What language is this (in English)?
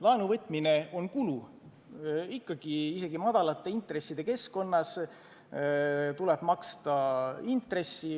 Estonian